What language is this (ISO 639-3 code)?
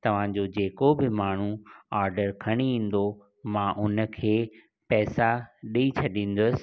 snd